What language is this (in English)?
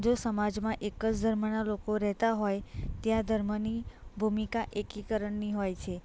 Gujarati